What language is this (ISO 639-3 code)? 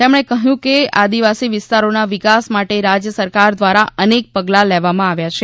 guj